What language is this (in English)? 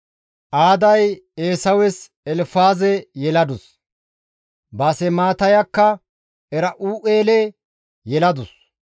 Gamo